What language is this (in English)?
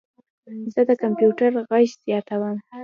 Pashto